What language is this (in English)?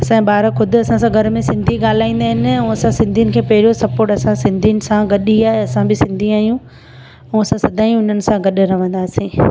Sindhi